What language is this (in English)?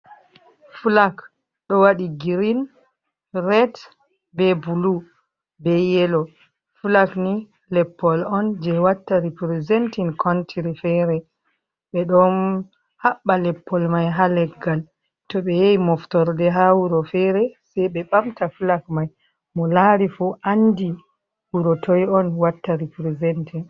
Fula